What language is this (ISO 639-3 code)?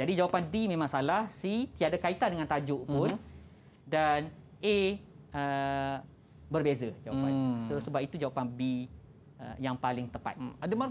msa